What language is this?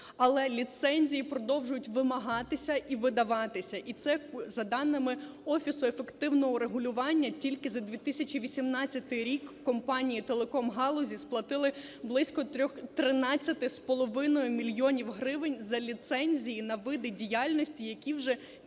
Ukrainian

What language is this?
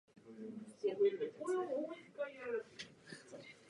Japanese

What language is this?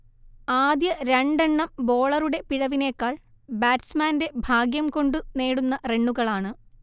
Malayalam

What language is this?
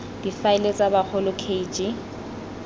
Tswana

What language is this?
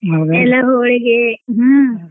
Kannada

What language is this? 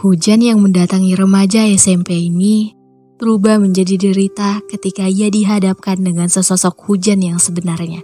Indonesian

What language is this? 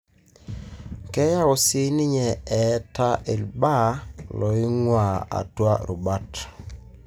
Masai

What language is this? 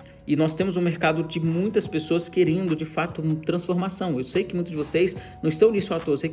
Portuguese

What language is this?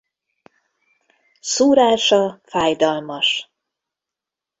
Hungarian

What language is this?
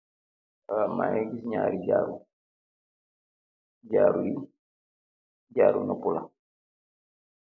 Wolof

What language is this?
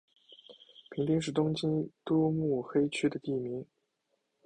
Chinese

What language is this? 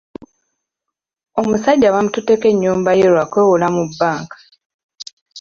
Ganda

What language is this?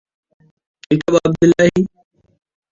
Hausa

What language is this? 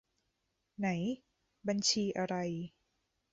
Thai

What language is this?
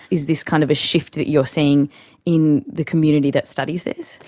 English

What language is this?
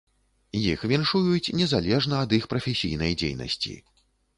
Belarusian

